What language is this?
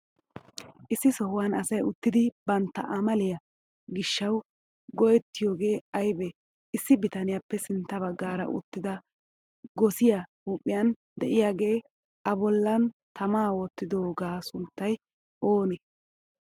Wolaytta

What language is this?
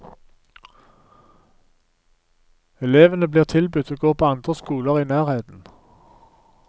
Norwegian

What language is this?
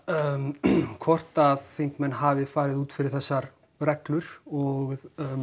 Icelandic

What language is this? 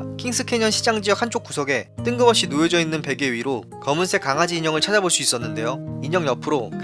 Korean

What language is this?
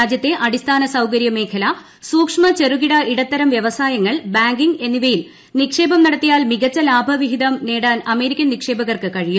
Malayalam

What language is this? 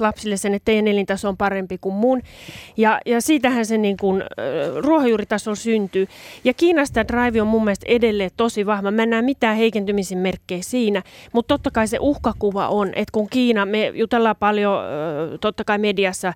Finnish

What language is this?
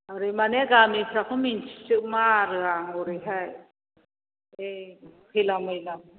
Bodo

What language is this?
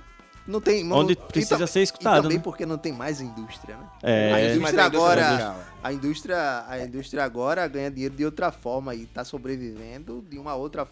Portuguese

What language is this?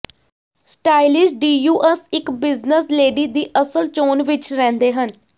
Punjabi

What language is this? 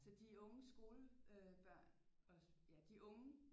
Danish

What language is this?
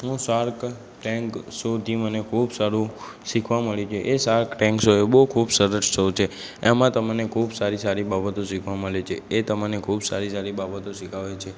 Gujarati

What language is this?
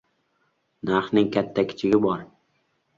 Uzbek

